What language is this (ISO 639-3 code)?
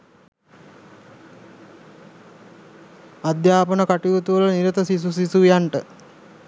sin